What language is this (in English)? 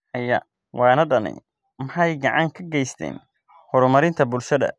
Somali